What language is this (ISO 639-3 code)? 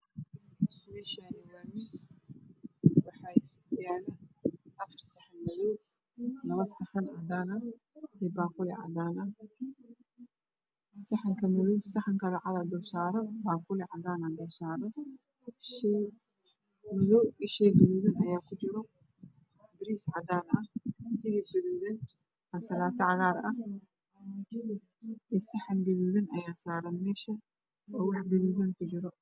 som